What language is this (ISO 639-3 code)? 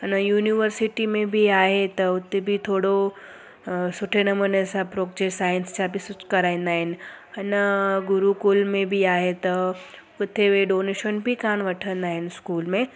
snd